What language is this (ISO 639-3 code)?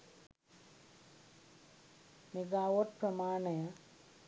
sin